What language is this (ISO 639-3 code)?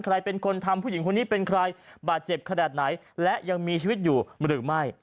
tha